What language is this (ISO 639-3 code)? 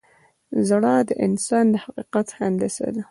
pus